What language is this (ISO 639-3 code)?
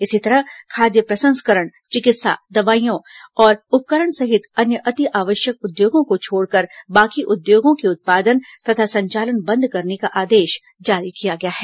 hin